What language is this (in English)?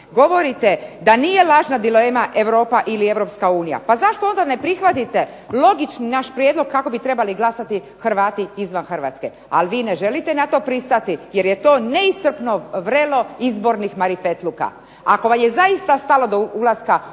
Croatian